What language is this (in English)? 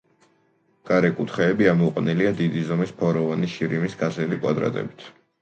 Georgian